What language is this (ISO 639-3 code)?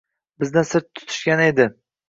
uzb